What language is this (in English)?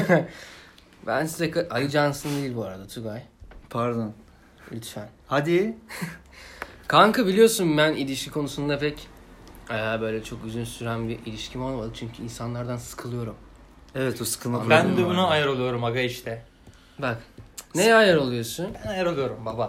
Turkish